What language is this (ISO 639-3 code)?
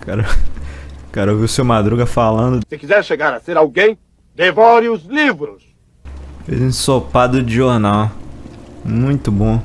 por